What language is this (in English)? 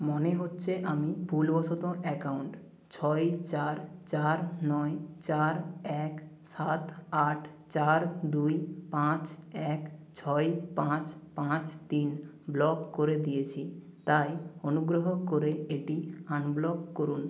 Bangla